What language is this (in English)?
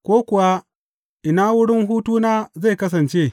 Hausa